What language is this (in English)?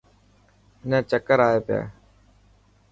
Dhatki